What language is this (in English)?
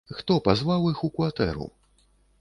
Belarusian